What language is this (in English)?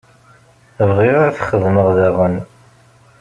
Kabyle